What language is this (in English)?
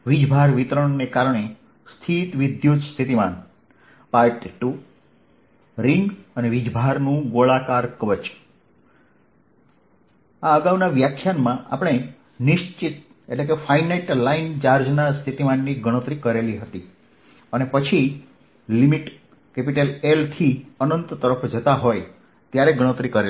Gujarati